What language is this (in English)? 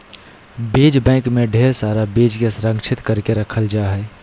Magahi